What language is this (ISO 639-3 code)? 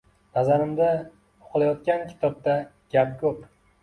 uzb